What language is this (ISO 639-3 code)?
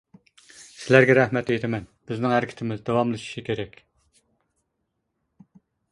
uig